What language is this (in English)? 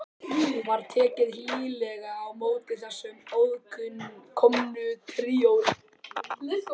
Icelandic